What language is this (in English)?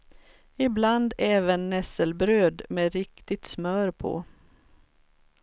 Swedish